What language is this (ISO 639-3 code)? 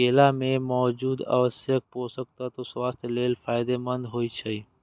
mai